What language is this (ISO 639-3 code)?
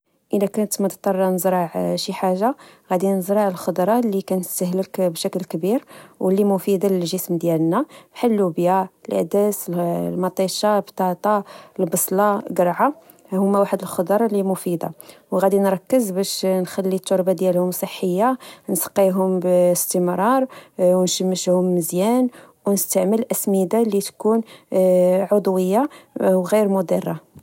ary